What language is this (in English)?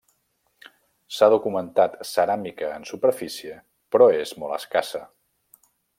Catalan